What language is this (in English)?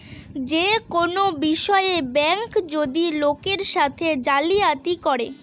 Bangla